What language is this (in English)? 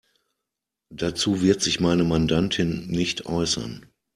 German